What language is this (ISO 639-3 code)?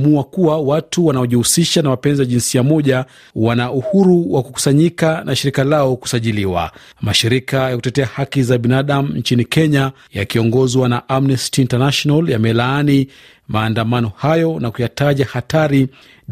swa